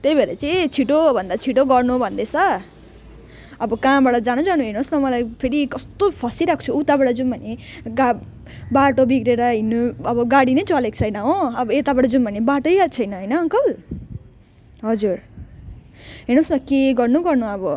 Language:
Nepali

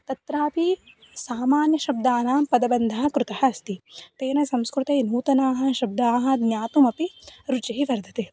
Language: Sanskrit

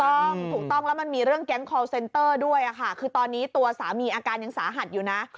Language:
Thai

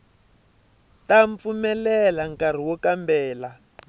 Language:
Tsonga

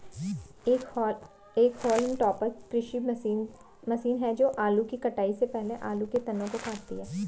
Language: Hindi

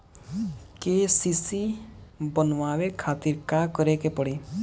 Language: Bhojpuri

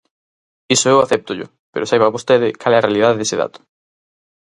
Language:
Galician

